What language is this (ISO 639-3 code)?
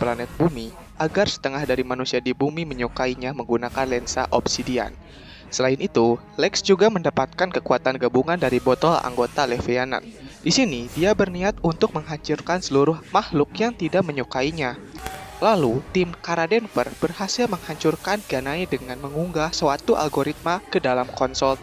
ind